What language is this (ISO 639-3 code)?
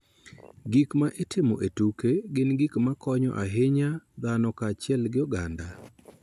luo